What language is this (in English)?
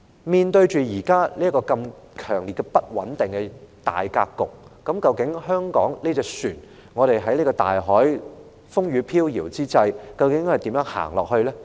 Cantonese